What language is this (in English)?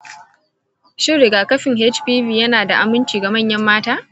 Hausa